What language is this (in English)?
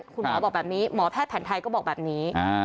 Thai